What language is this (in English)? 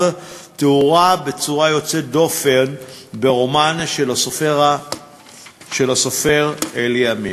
Hebrew